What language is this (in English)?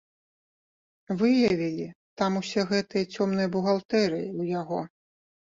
Belarusian